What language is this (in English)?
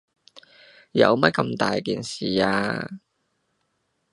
Cantonese